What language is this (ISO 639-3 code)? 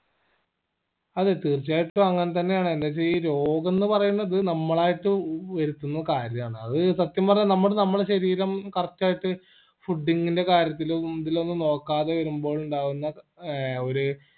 mal